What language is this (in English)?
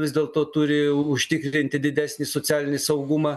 Lithuanian